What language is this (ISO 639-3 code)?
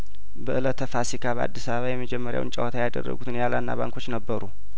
amh